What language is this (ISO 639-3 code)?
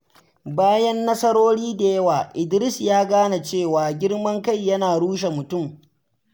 hau